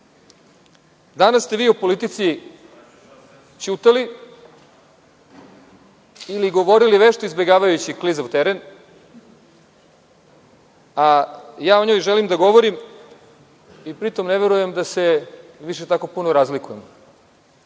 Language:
Serbian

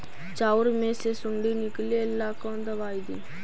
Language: Magahi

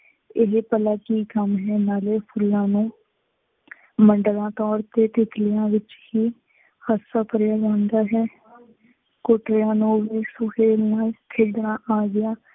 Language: Punjabi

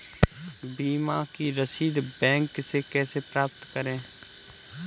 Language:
Hindi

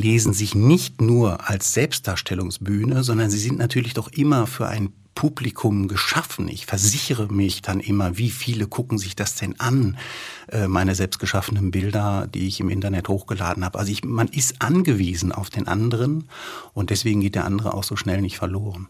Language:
German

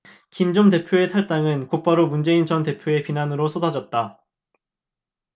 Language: Korean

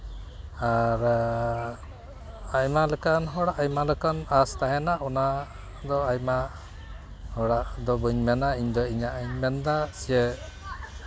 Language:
Santali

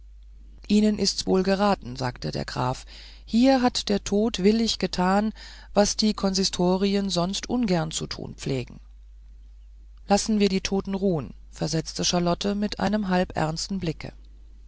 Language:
German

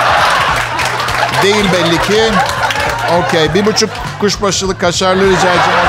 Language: Turkish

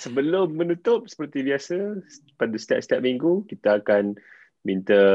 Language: Malay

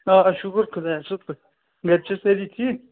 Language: Kashmiri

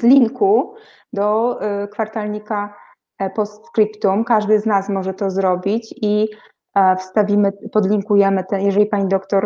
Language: Polish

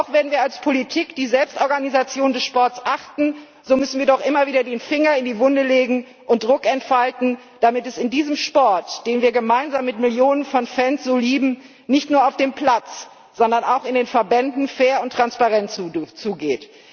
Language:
German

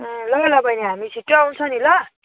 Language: Nepali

